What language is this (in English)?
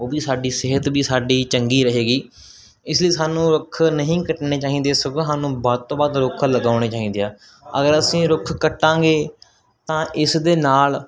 Punjabi